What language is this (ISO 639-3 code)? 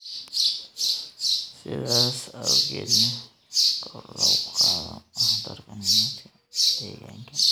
som